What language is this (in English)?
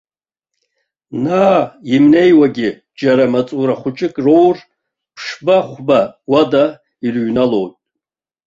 Abkhazian